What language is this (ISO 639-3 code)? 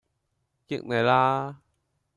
yue